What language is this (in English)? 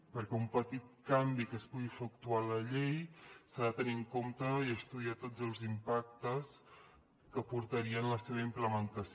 Catalan